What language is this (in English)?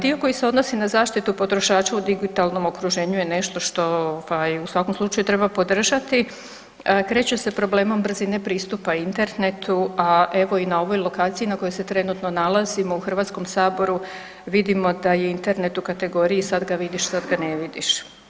Croatian